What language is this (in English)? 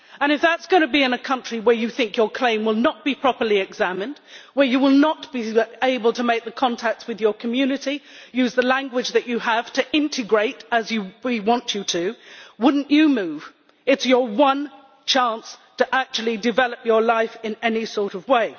English